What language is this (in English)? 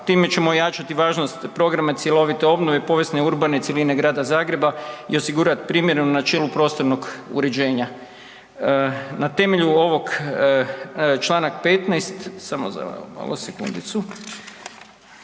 Croatian